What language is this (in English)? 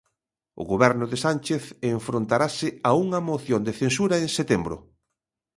Galician